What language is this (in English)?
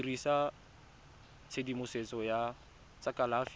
Tswana